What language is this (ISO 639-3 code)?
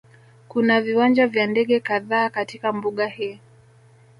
swa